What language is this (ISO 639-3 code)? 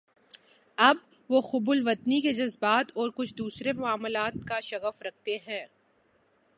urd